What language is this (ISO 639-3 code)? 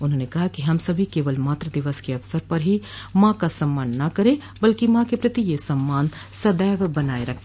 hin